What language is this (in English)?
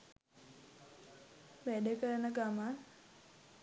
Sinhala